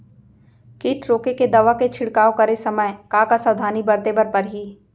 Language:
Chhattisgarhi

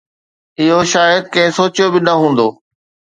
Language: Sindhi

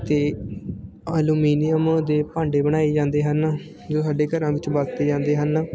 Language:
Punjabi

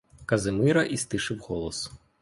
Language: Ukrainian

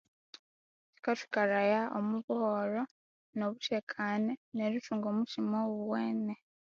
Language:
Konzo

